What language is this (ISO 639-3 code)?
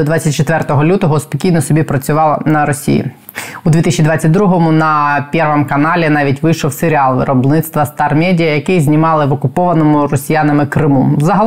ukr